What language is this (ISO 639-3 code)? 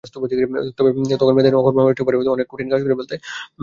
ben